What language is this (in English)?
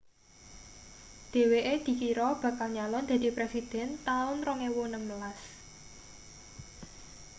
Javanese